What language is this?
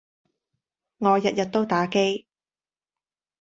Cantonese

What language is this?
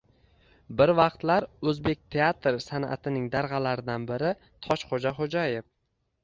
Uzbek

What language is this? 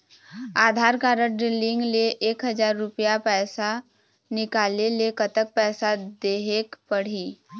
Chhattisgarhi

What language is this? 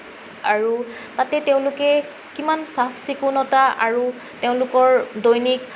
Assamese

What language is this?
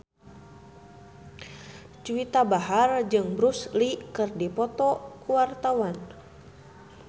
Sundanese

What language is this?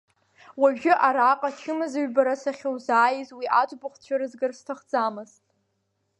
Abkhazian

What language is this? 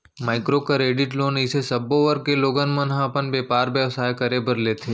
Chhattisgarhi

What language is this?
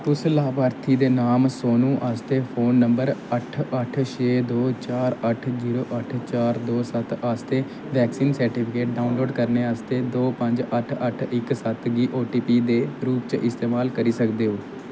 Dogri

